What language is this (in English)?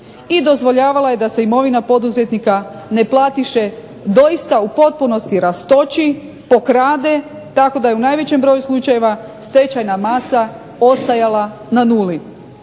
Croatian